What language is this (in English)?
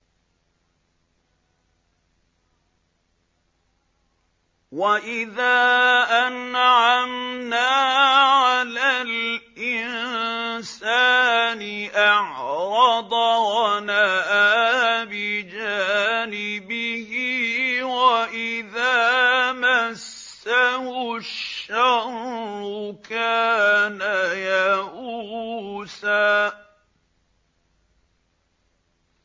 Arabic